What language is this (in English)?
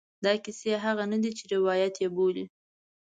Pashto